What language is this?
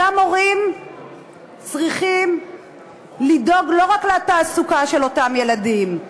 Hebrew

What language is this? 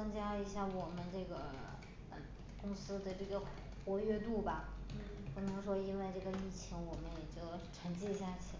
Chinese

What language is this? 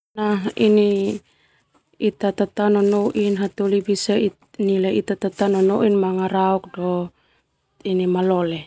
Termanu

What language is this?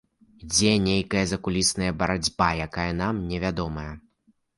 Belarusian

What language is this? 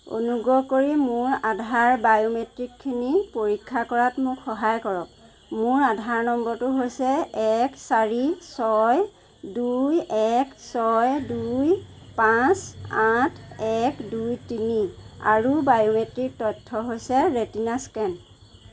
Assamese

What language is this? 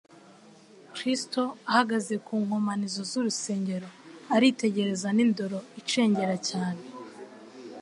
Kinyarwanda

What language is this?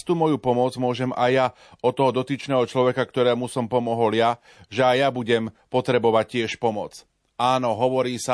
Slovak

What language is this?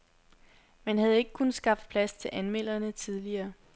Danish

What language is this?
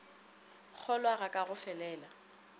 Northern Sotho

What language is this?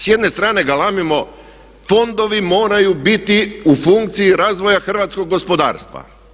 Croatian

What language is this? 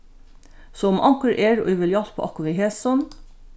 Faroese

